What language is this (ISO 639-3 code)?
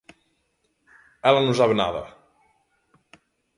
glg